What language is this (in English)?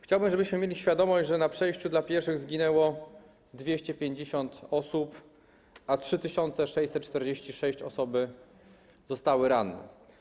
Polish